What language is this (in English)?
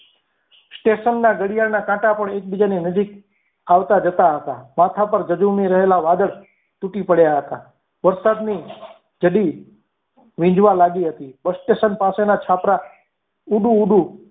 Gujarati